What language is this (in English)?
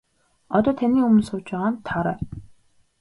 Mongolian